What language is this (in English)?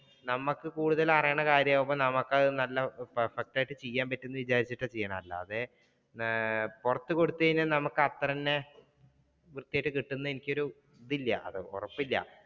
Malayalam